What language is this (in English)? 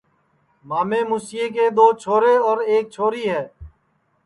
Sansi